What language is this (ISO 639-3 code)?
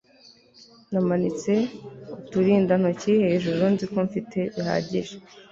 kin